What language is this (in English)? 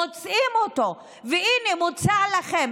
Hebrew